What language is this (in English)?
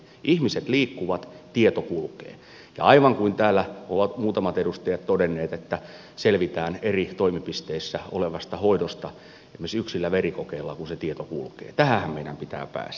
Finnish